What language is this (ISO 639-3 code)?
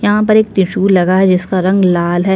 hin